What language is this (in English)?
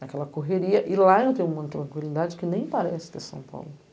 Portuguese